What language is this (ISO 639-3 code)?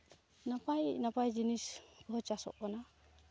sat